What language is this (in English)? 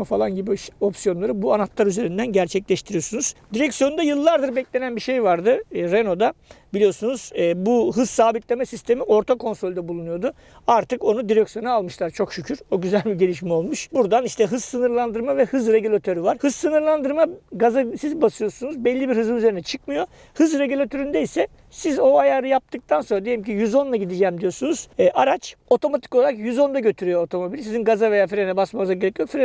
Turkish